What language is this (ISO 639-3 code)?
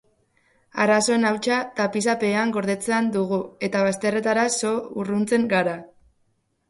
eus